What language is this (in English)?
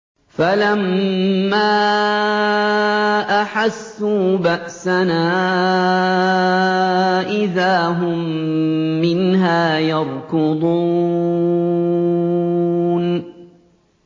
Arabic